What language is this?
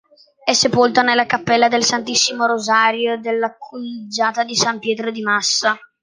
Italian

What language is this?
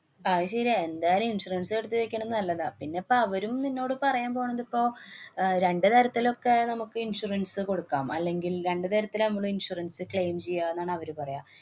Malayalam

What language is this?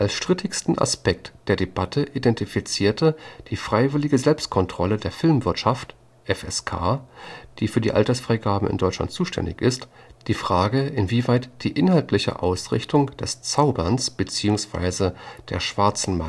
German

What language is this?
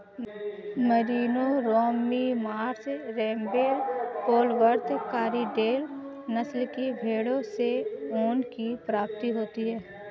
Hindi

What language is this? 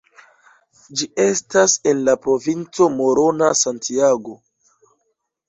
Esperanto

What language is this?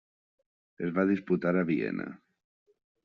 Catalan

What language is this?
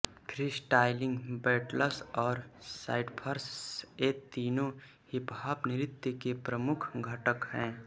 Hindi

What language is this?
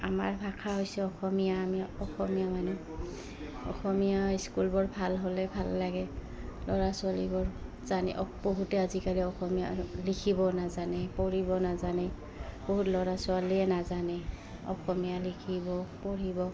Assamese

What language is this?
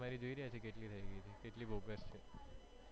Gujarati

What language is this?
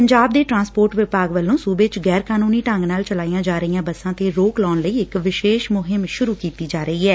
Punjabi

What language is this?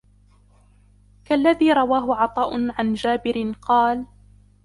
Arabic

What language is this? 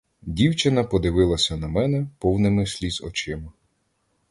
Ukrainian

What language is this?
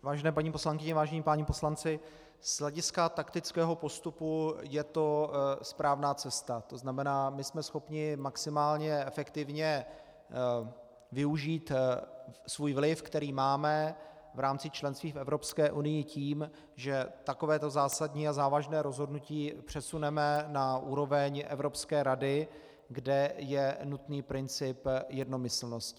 Czech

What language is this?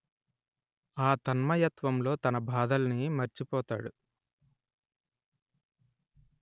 Telugu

